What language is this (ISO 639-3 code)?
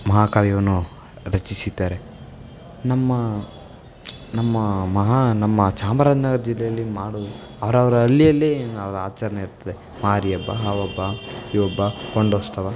kan